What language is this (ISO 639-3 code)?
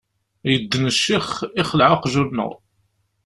kab